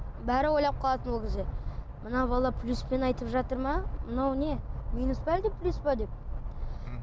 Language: Kazakh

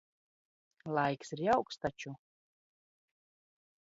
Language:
Latvian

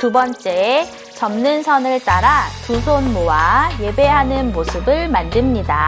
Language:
Korean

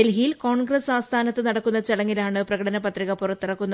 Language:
Malayalam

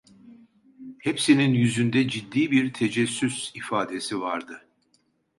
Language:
Turkish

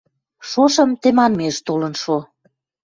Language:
Western Mari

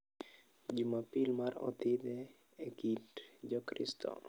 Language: Luo (Kenya and Tanzania)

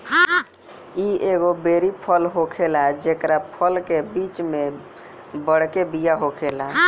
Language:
Bhojpuri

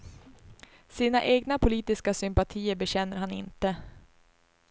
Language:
Swedish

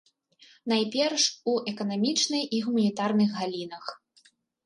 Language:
Belarusian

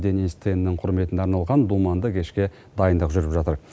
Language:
Kazakh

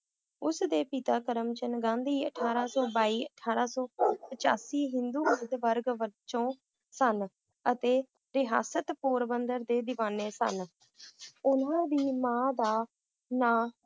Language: Punjabi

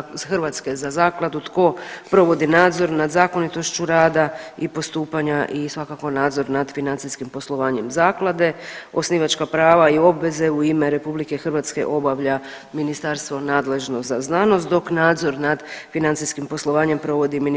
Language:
Croatian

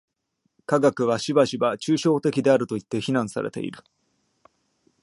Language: Japanese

